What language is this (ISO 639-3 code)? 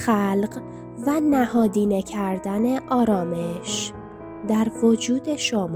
fas